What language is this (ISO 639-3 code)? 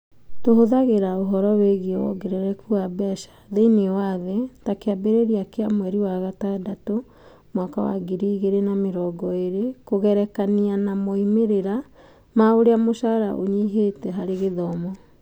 kik